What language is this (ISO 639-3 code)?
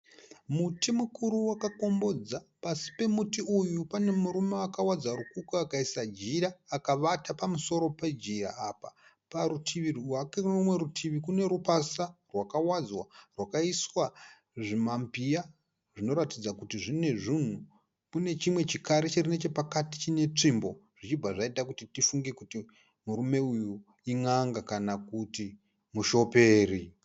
sna